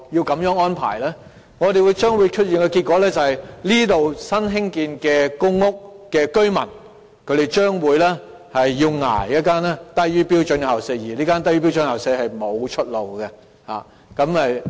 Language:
Cantonese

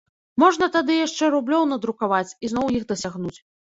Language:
Belarusian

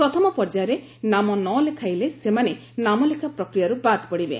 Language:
Odia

